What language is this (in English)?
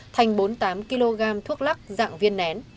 Vietnamese